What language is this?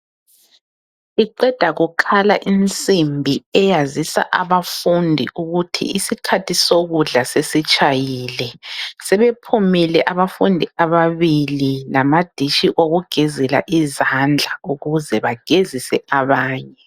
North Ndebele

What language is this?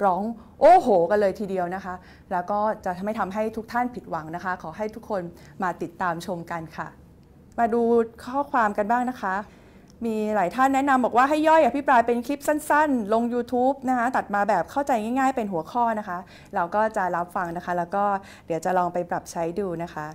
Thai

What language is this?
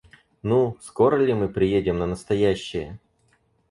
Russian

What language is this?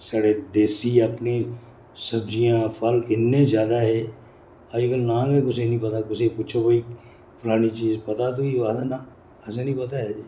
Dogri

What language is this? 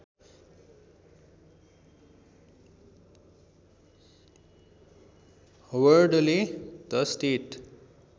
Nepali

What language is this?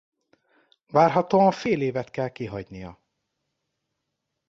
Hungarian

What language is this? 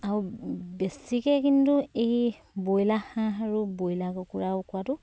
Assamese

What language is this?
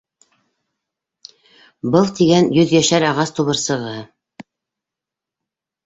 Bashkir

